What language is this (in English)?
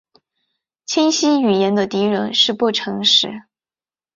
Chinese